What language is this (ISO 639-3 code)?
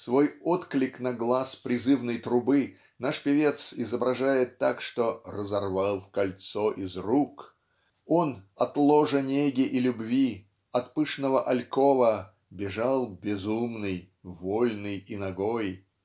rus